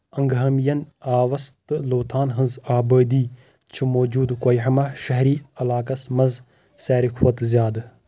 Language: Kashmiri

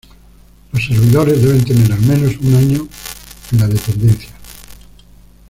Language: Spanish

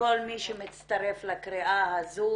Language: Hebrew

